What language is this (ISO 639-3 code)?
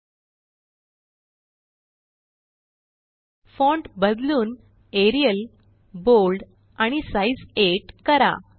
mar